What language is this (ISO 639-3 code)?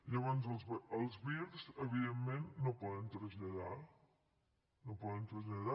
cat